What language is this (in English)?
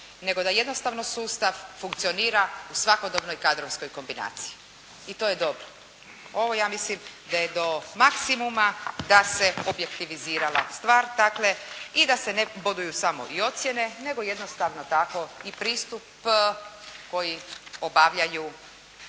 Croatian